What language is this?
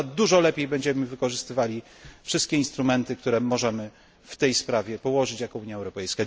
Polish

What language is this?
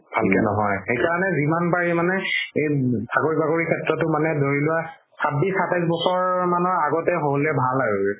Assamese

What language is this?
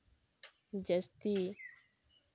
Santali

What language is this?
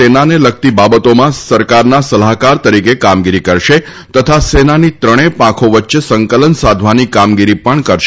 Gujarati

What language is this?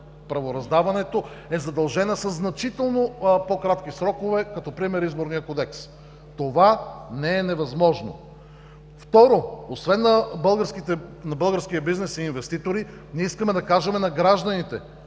Bulgarian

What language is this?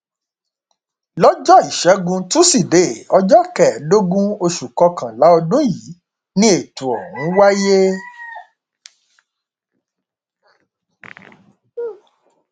Yoruba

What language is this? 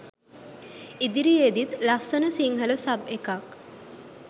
Sinhala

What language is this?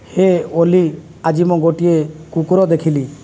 Odia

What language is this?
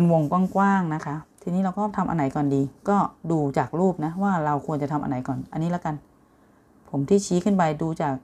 Thai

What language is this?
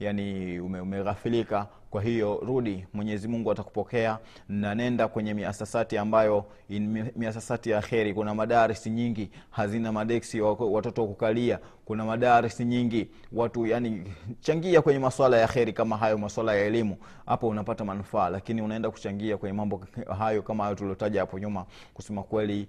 Swahili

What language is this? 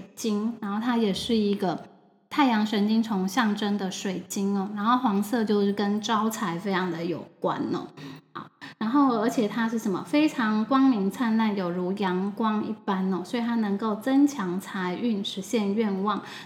Chinese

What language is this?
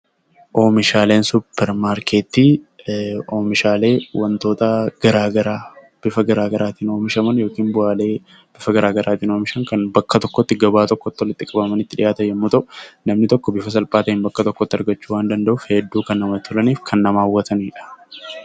Oromo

